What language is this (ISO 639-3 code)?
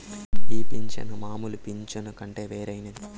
tel